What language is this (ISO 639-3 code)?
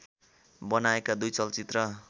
nep